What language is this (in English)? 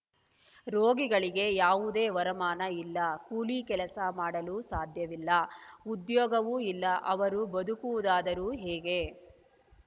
Kannada